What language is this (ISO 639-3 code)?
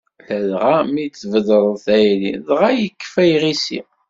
kab